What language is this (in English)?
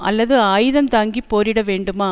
Tamil